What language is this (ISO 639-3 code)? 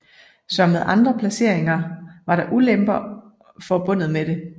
dan